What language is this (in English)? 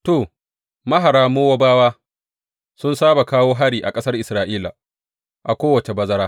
Hausa